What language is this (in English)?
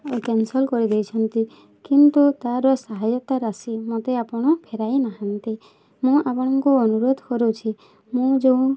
Odia